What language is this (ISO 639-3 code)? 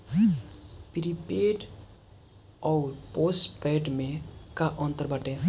bho